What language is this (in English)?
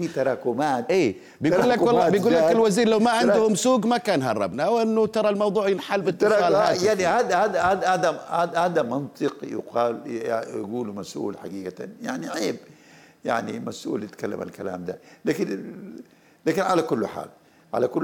Arabic